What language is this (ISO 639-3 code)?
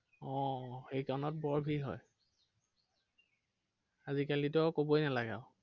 asm